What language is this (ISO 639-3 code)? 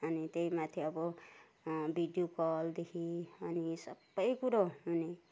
nep